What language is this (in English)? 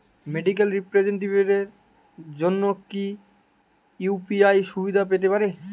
Bangla